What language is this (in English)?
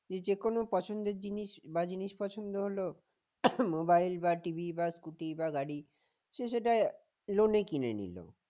Bangla